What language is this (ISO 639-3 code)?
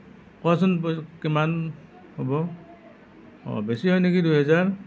asm